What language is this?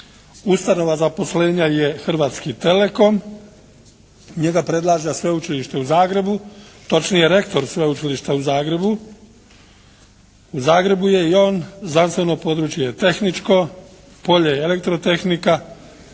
Croatian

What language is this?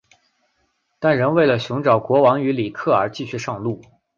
Chinese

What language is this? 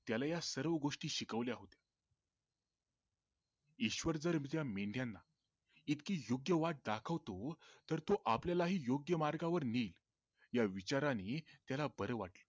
Marathi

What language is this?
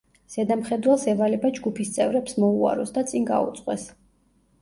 Georgian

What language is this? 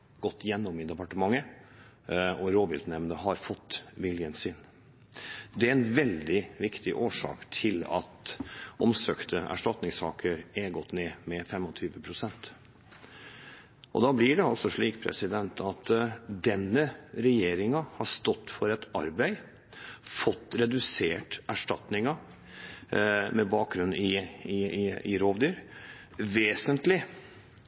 Norwegian Bokmål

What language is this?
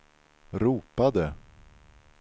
Swedish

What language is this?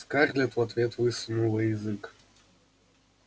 Russian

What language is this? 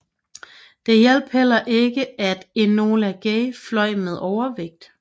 Danish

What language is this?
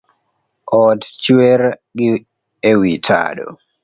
Luo (Kenya and Tanzania)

